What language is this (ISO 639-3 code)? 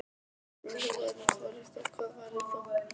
isl